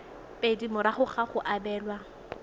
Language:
Tswana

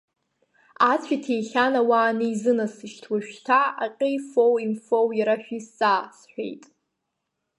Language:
Abkhazian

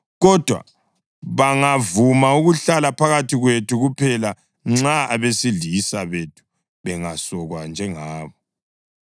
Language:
North Ndebele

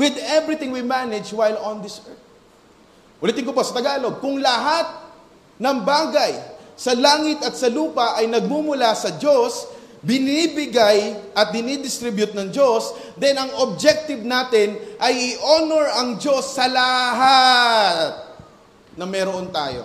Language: Filipino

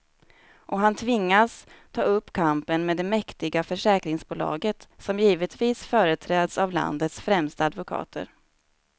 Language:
Swedish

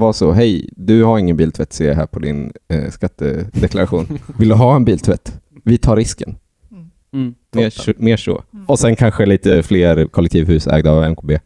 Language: Swedish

